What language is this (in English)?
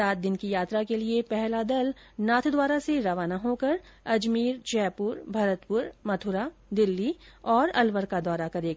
Hindi